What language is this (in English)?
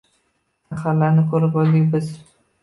Uzbek